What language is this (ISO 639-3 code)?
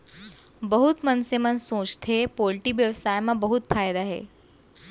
hne